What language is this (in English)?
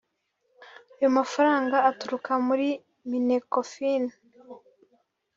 Kinyarwanda